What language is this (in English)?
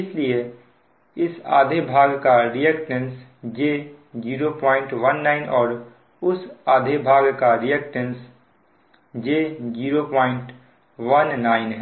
Hindi